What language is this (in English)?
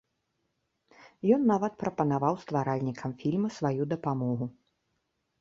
Belarusian